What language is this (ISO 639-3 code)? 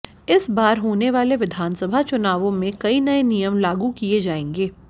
hin